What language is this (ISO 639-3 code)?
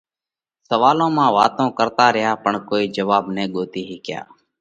kvx